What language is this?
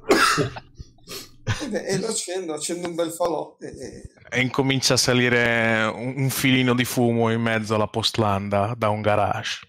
Italian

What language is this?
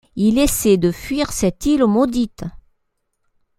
French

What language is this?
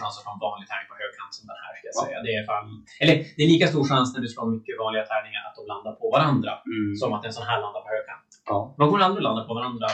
Swedish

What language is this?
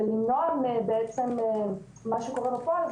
Hebrew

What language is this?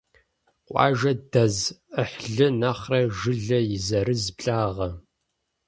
Kabardian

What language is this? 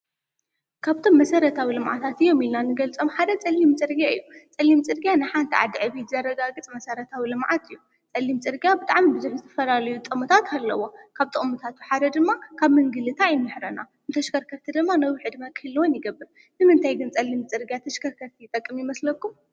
Tigrinya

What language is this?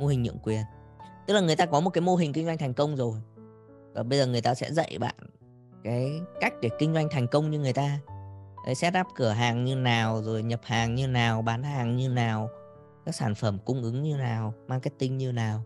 Vietnamese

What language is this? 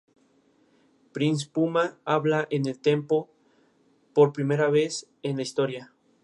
Spanish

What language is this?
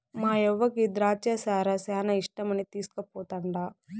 Telugu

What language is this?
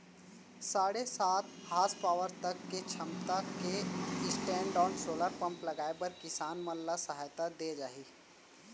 Chhattisgarhi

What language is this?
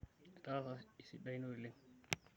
Masai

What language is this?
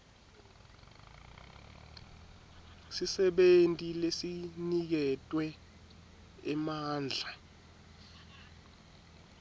Swati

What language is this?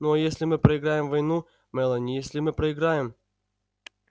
Russian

